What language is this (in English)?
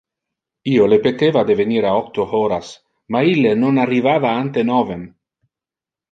Interlingua